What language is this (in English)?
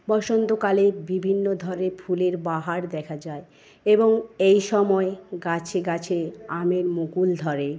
Bangla